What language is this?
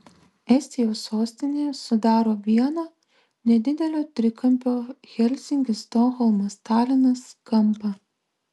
Lithuanian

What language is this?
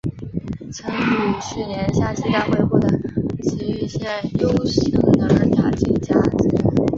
Chinese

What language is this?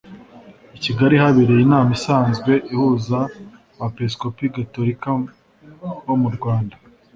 Kinyarwanda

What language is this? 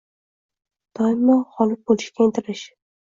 Uzbek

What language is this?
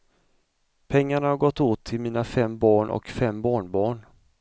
Swedish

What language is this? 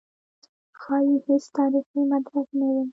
Pashto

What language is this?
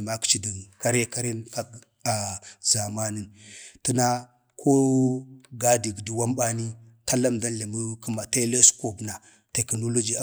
Bade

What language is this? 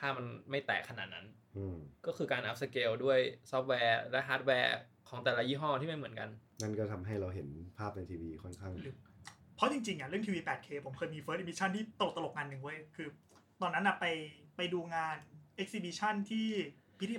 Thai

